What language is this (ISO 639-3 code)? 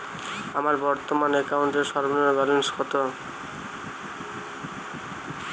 ben